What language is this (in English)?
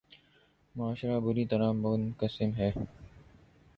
Urdu